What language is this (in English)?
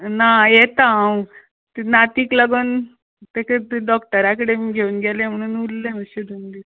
Konkani